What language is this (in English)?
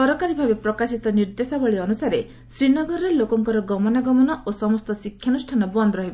Odia